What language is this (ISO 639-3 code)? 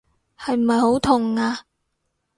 yue